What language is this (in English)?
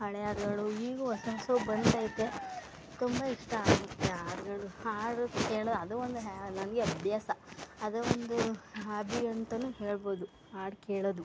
Kannada